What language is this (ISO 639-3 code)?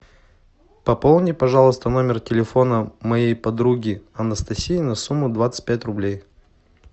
rus